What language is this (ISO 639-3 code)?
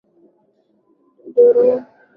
swa